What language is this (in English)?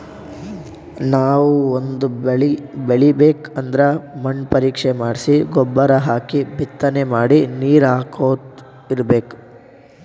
Kannada